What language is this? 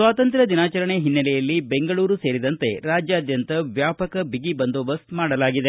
Kannada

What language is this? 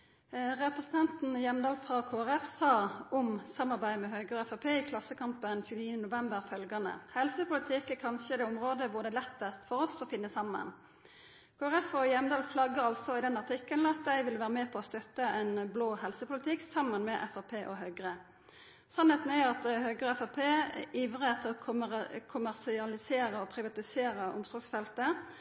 Norwegian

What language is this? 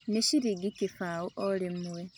Kikuyu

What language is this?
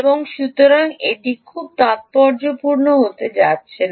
Bangla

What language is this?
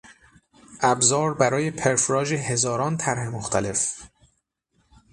Persian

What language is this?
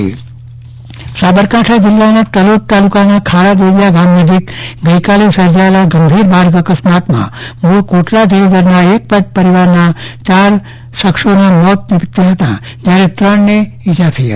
Gujarati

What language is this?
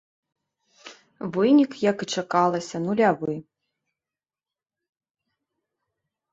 Belarusian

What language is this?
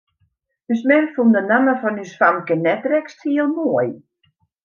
Western Frisian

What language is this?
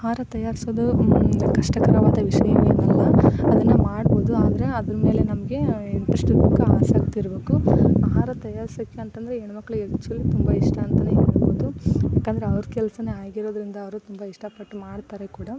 Kannada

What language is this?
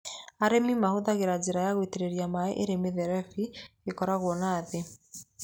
Kikuyu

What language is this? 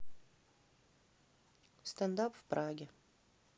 Russian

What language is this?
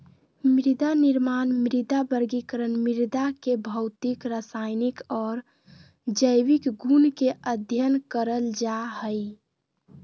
Magahi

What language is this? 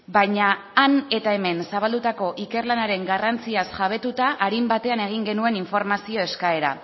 Basque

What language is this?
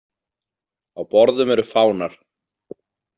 Icelandic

